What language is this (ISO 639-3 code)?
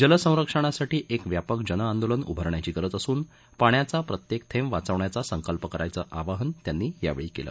mar